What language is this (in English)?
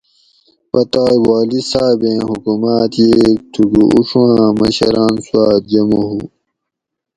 Gawri